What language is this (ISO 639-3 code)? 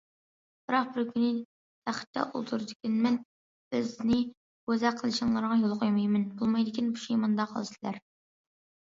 uig